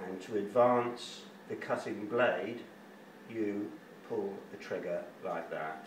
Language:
English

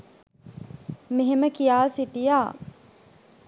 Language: Sinhala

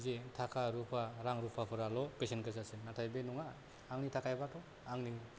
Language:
Bodo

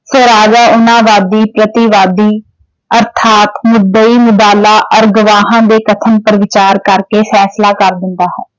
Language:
Punjabi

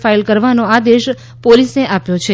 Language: Gujarati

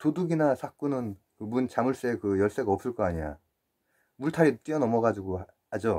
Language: Korean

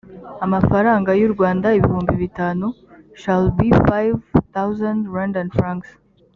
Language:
Kinyarwanda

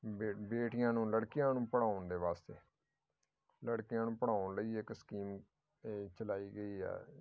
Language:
Punjabi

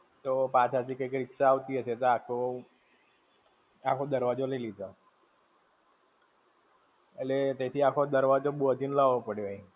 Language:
Gujarati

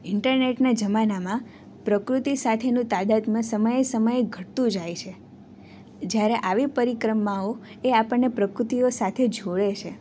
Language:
Gujarati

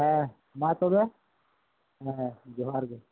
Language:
Santali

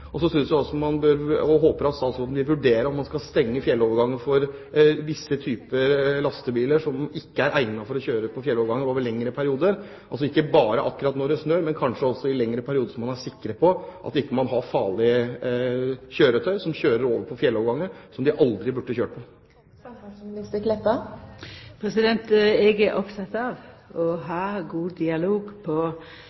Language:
Norwegian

